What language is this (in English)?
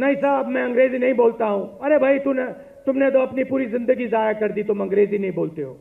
Hindi